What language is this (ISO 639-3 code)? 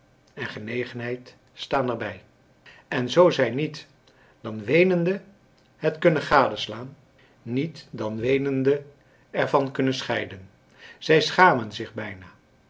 nld